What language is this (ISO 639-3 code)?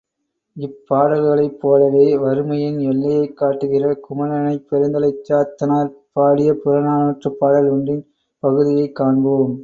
tam